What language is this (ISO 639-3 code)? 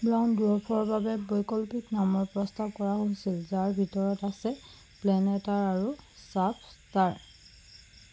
asm